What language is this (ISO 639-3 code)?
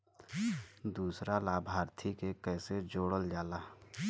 bho